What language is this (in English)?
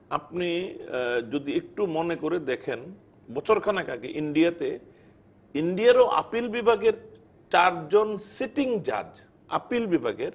Bangla